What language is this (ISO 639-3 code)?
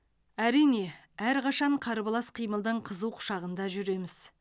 kaz